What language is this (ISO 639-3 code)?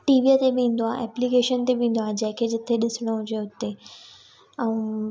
snd